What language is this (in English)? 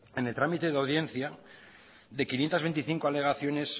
Spanish